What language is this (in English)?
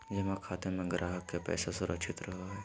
Magahi